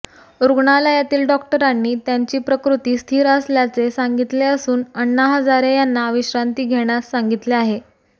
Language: Marathi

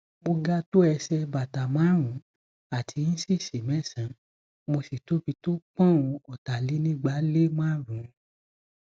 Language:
Yoruba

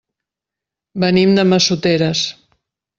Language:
Catalan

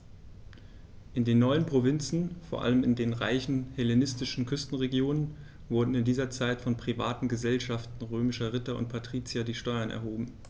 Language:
German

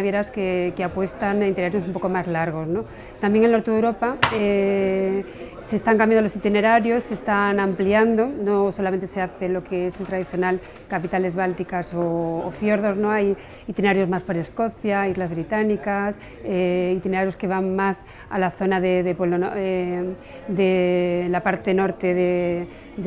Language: Spanish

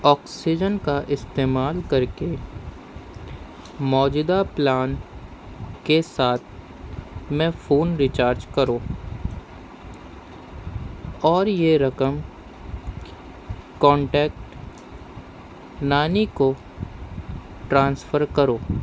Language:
Urdu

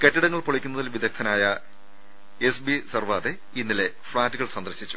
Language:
Malayalam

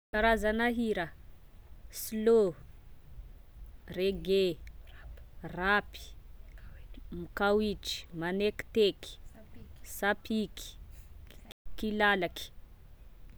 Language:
Tesaka Malagasy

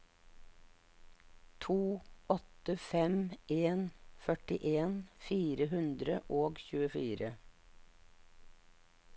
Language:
Norwegian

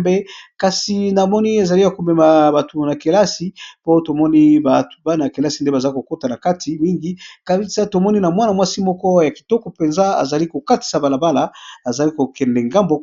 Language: Lingala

